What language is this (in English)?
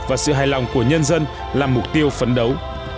Vietnamese